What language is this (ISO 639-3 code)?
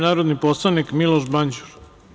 srp